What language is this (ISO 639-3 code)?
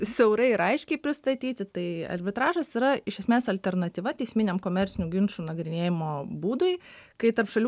lit